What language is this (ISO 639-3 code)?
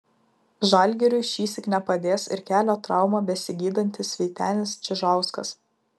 lit